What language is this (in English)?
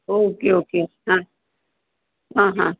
Marathi